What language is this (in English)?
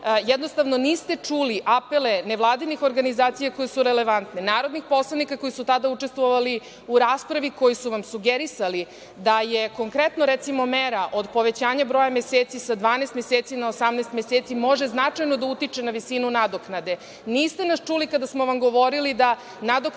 Serbian